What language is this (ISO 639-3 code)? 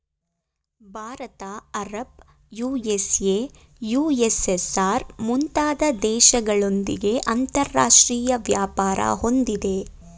kan